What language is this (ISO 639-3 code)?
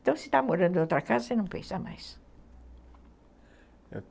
por